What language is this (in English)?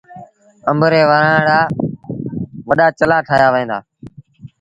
Sindhi Bhil